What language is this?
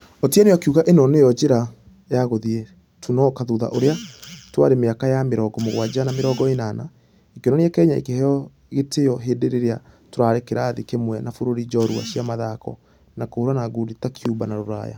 Kikuyu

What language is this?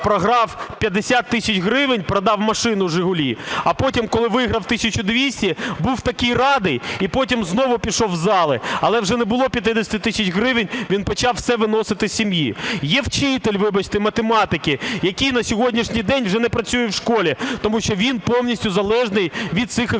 Ukrainian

